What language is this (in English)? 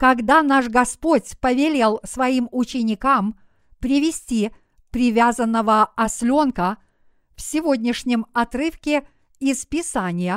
Russian